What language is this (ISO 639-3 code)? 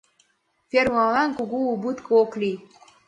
chm